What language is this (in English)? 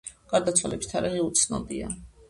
Georgian